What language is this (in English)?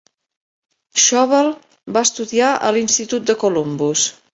Catalan